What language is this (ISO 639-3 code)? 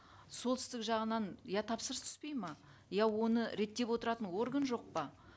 kaz